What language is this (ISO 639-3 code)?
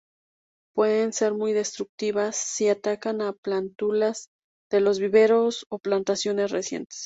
spa